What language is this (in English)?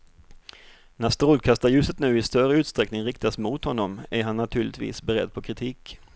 Swedish